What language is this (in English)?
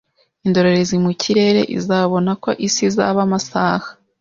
Kinyarwanda